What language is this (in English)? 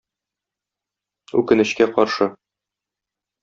Tatar